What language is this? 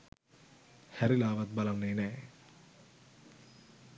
Sinhala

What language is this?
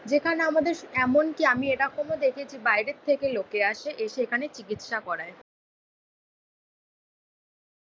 Bangla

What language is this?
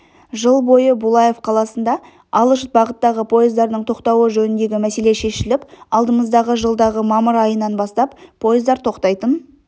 Kazakh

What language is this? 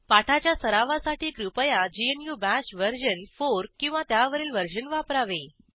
Marathi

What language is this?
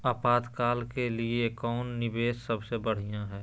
Magahi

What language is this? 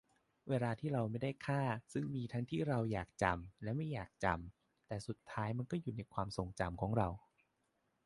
Thai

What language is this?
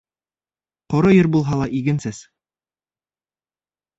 Bashkir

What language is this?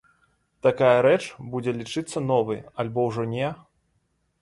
Belarusian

